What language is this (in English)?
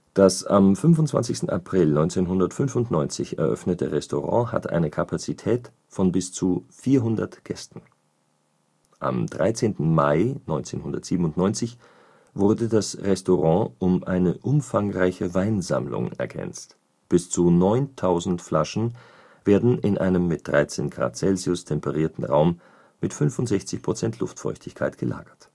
German